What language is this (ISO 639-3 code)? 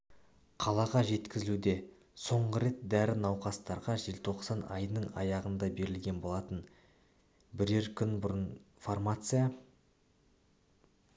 kaz